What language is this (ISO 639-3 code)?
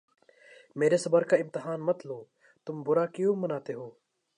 urd